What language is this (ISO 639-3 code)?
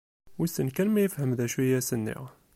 kab